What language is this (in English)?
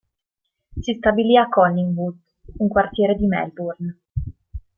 Italian